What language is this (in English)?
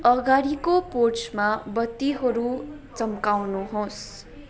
Nepali